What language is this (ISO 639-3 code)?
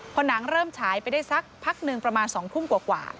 tha